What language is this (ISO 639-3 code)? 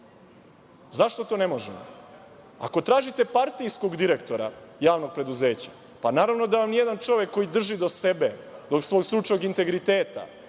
srp